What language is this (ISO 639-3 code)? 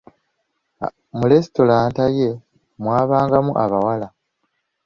lug